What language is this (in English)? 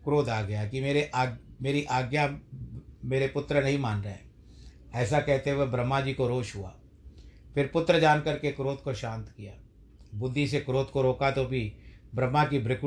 Hindi